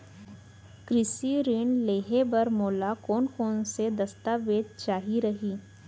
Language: Chhattisgarhi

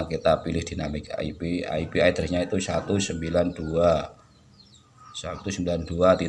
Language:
Indonesian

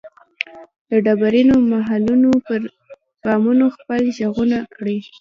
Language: Pashto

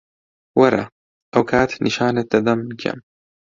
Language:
Central Kurdish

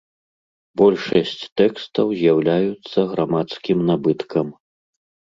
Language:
Belarusian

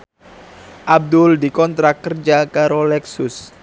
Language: Javanese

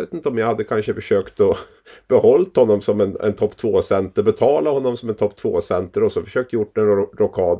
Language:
Swedish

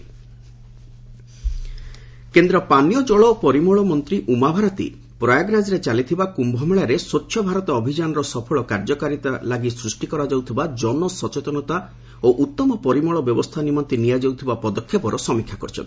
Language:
Odia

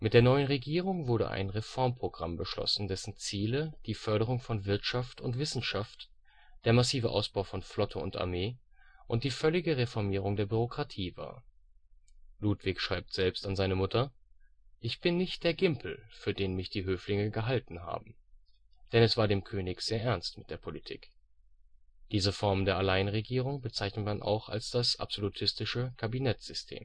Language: German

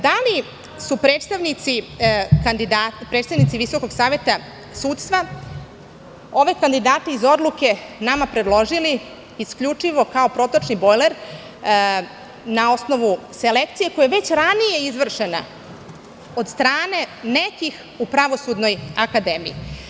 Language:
Serbian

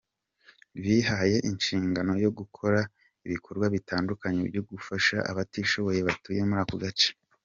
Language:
Kinyarwanda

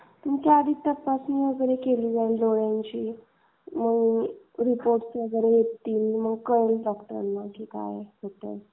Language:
Marathi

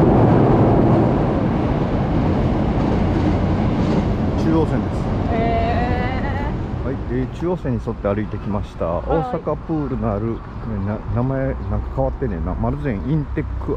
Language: Japanese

